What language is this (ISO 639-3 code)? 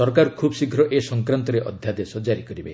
ori